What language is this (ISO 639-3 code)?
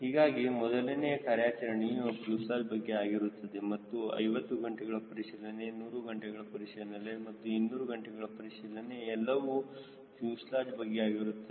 kan